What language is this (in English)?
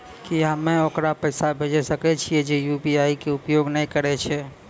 Maithili